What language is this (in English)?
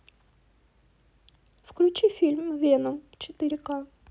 Russian